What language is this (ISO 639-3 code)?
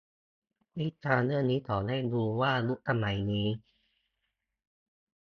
tha